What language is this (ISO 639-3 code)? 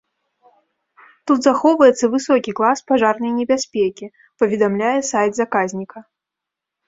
bel